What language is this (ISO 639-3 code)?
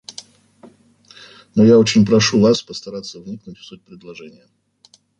rus